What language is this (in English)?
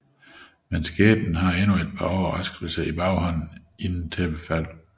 Danish